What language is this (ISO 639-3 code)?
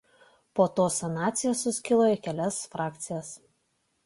lit